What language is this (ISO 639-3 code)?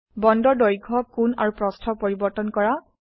asm